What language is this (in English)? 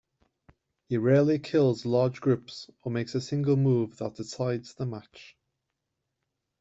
English